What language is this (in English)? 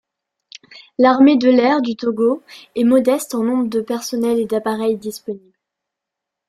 French